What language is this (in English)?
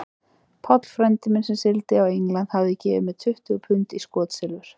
Icelandic